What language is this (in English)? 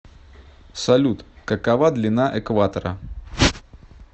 Russian